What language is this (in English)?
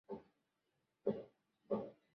Swahili